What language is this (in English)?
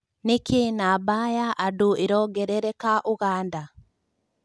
Kikuyu